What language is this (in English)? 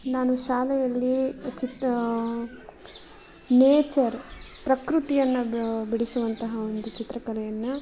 Kannada